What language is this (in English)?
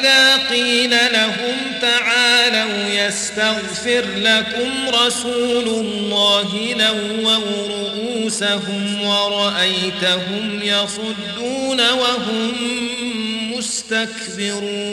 Arabic